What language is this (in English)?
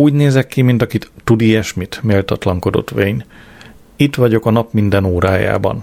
Hungarian